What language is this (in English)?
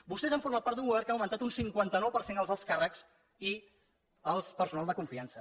Catalan